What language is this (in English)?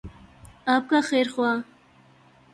Urdu